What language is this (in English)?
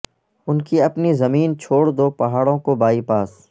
Urdu